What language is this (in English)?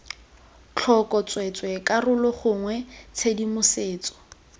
Tswana